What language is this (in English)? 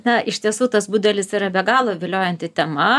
Lithuanian